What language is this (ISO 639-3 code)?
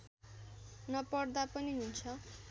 nep